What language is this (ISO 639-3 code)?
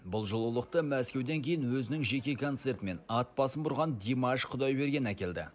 kaz